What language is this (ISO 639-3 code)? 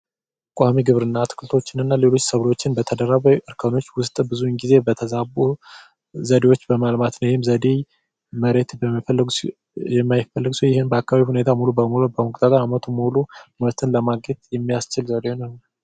amh